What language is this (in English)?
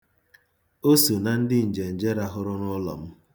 Igbo